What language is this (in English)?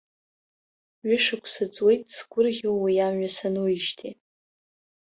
Abkhazian